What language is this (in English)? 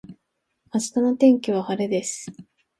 Japanese